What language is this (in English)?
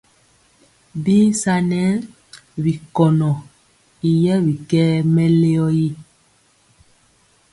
Mpiemo